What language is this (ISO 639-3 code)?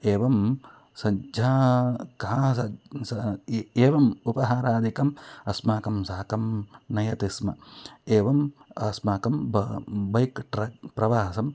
san